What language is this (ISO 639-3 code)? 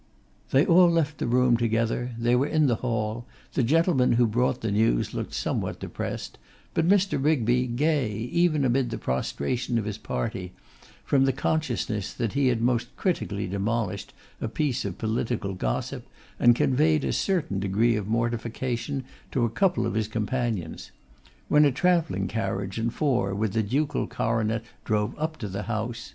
eng